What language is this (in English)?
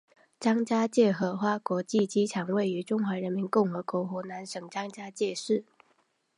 Chinese